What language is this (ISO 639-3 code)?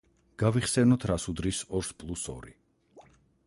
kat